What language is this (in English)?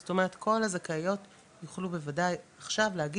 Hebrew